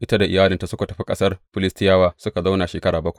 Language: Hausa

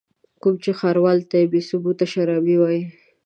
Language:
Pashto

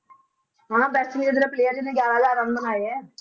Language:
Punjabi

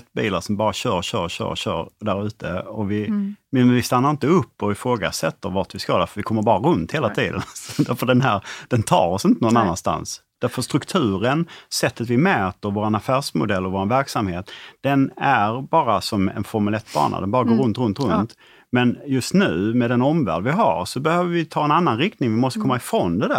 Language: Swedish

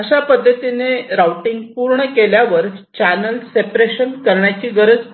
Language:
Marathi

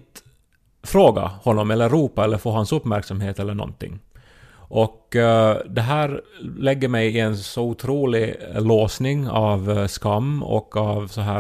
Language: Swedish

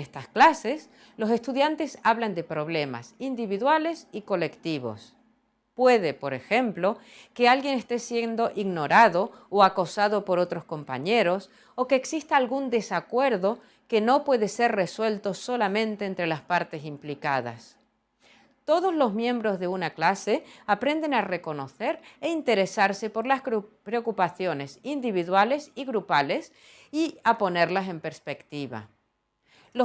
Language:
Spanish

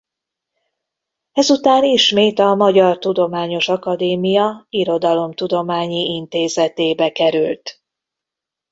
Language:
Hungarian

